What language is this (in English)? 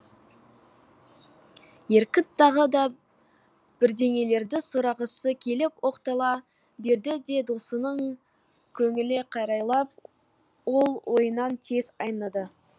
Kazakh